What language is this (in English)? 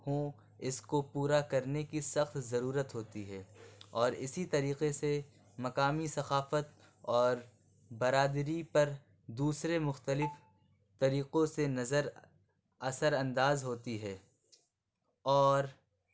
Urdu